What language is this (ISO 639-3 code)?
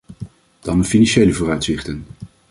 nld